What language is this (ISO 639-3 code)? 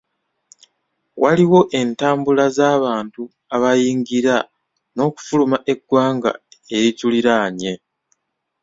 lug